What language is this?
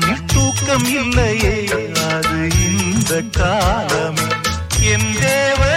Tamil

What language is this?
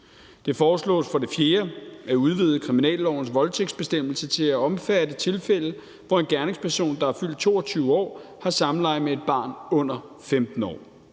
Danish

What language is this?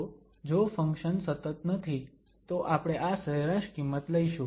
Gujarati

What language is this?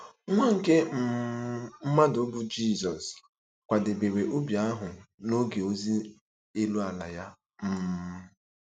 Igbo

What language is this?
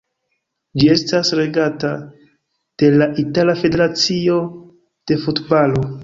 Esperanto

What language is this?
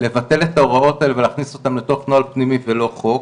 Hebrew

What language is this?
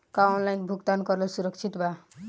Bhojpuri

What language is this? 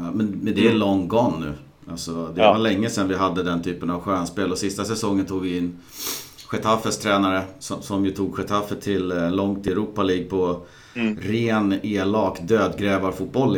Swedish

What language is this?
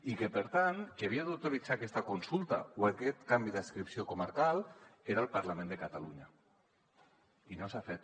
Catalan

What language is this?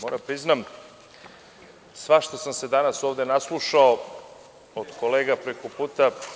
Serbian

